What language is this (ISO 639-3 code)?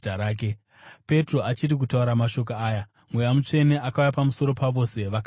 sna